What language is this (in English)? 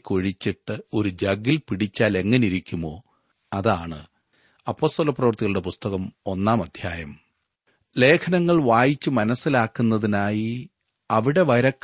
Malayalam